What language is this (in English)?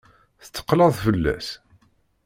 Kabyle